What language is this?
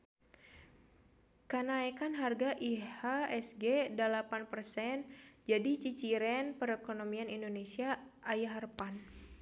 Sundanese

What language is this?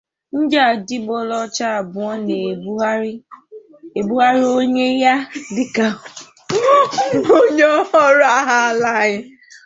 Igbo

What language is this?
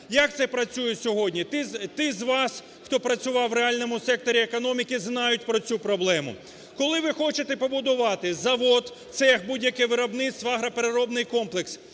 Ukrainian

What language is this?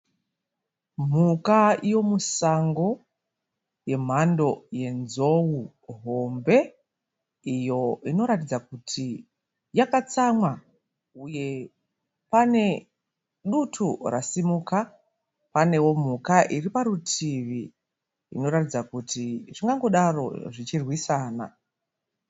Shona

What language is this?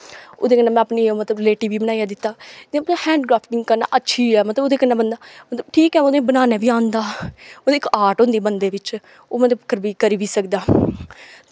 Dogri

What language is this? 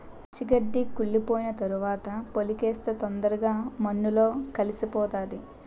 Telugu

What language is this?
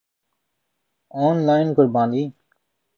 Urdu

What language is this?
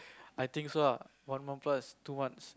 English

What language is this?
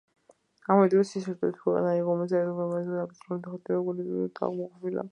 Georgian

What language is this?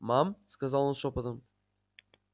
Russian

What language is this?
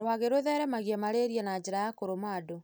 Kikuyu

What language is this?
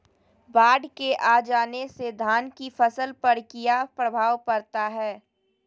Magahi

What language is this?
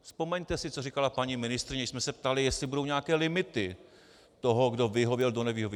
Czech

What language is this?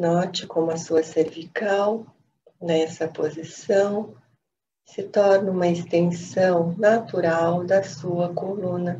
Portuguese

